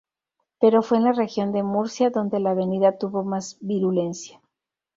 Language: Spanish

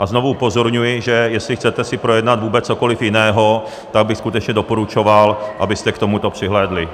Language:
Czech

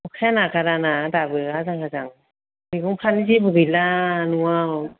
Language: Bodo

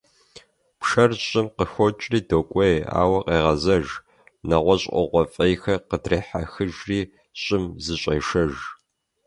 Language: Kabardian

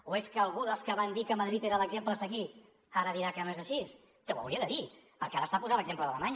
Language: Catalan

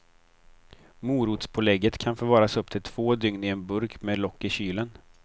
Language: Swedish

